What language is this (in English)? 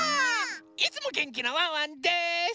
Japanese